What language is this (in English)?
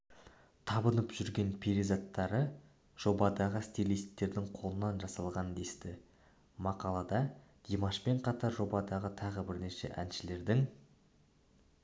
Kazakh